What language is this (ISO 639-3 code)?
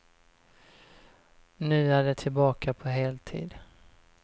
swe